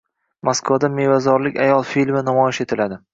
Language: Uzbek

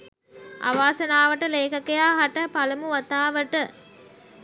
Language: Sinhala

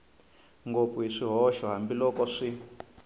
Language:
Tsonga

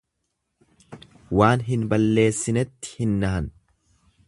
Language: Oromo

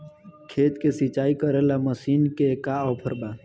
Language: Bhojpuri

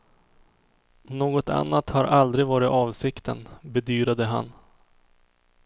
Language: Swedish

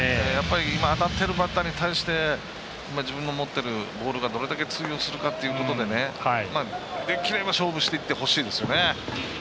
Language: Japanese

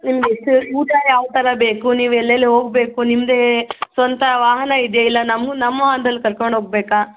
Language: Kannada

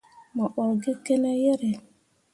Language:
Mundang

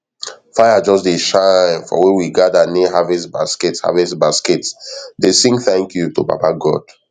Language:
Nigerian Pidgin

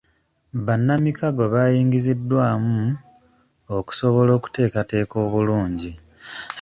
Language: Ganda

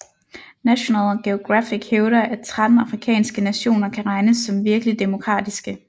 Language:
Danish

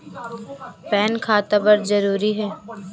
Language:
Chhattisgarhi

